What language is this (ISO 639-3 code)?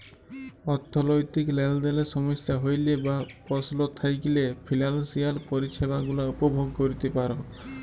ben